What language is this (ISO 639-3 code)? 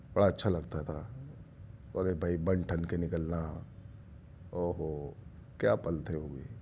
urd